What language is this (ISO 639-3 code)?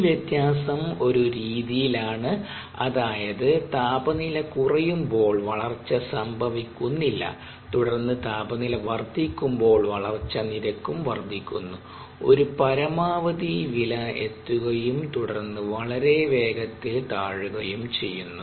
mal